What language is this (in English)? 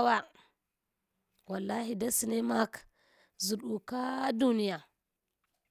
Hwana